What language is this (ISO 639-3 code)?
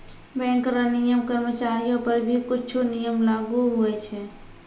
mai